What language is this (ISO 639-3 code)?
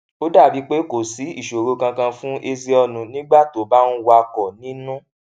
yor